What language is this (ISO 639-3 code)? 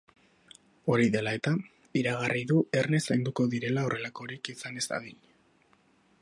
eus